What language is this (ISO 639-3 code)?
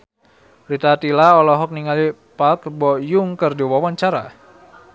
sun